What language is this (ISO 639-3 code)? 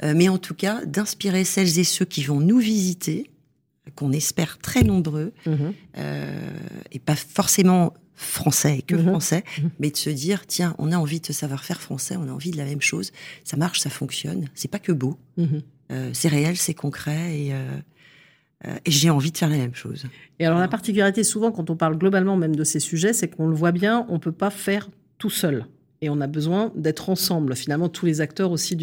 fra